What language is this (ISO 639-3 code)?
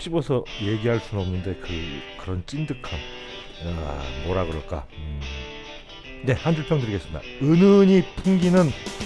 kor